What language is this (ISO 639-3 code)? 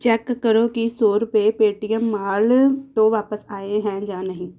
pan